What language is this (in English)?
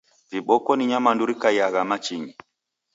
Taita